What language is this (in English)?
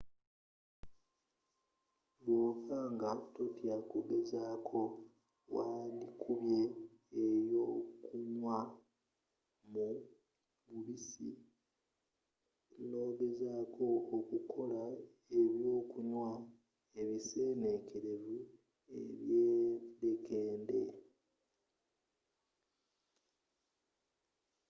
Ganda